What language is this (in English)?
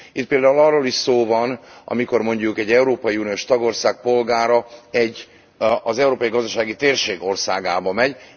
Hungarian